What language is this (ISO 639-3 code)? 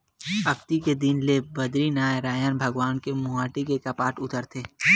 hne